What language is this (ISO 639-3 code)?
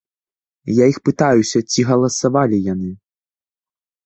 bel